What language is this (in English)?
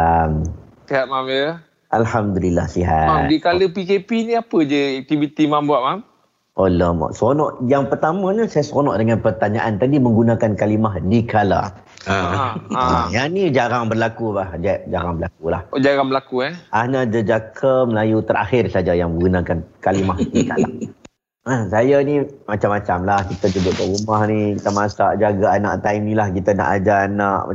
Malay